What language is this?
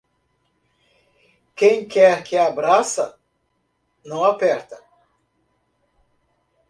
Portuguese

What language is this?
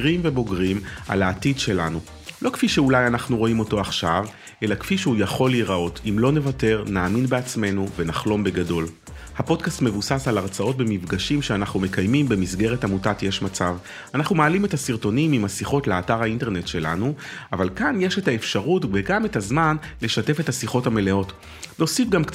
Hebrew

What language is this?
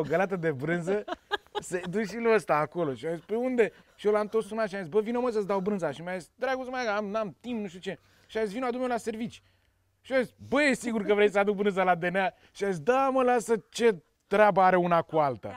Romanian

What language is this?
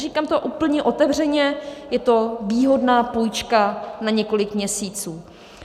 Czech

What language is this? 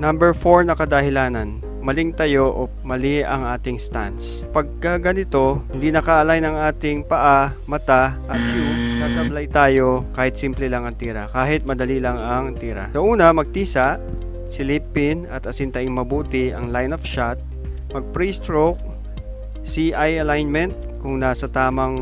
Filipino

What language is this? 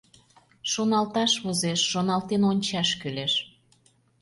Mari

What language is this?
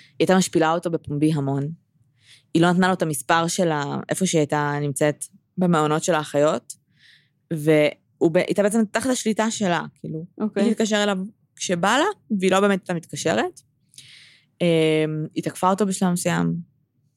Hebrew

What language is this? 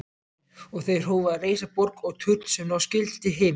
Icelandic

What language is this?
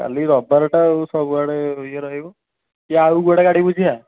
Odia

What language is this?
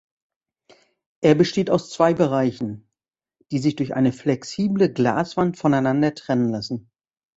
German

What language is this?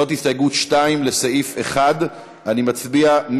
Hebrew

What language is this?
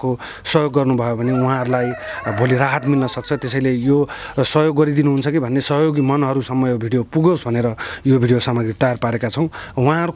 Romanian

